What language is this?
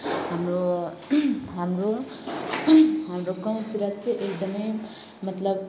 Nepali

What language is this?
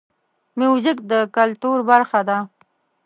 Pashto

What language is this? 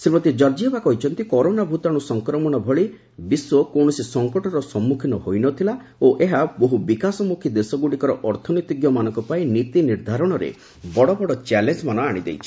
Odia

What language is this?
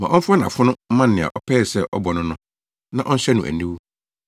Akan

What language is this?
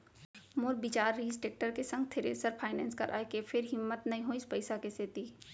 Chhattisgarhi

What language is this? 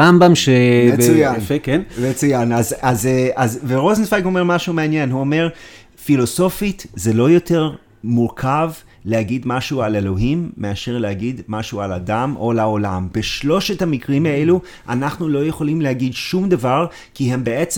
Hebrew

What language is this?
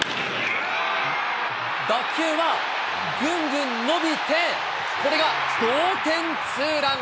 Japanese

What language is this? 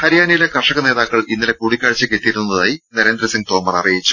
Malayalam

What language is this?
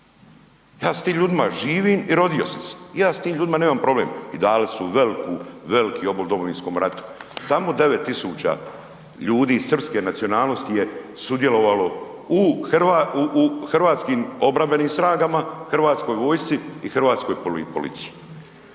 Croatian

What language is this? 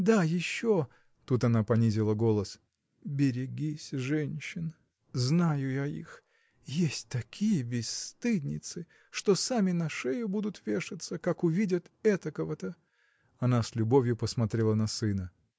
Russian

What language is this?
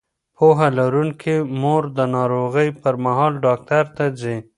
Pashto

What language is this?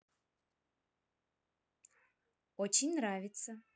Russian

